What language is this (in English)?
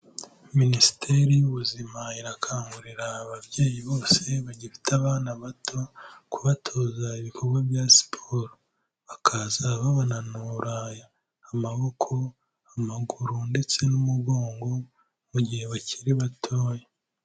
Kinyarwanda